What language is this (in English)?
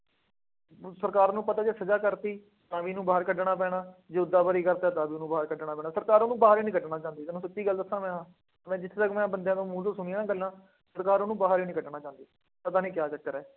Punjabi